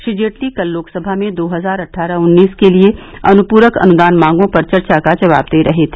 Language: Hindi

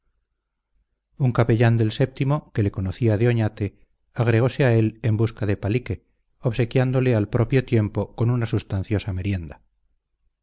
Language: Spanish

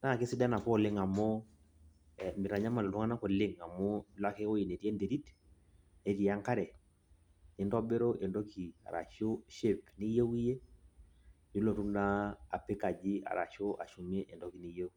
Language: Masai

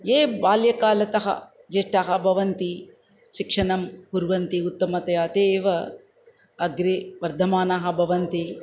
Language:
Sanskrit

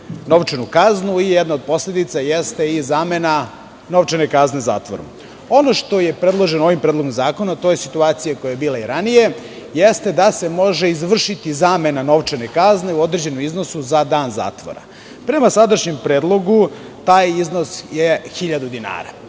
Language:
Serbian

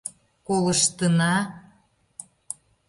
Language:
Mari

